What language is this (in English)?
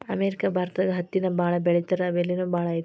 Kannada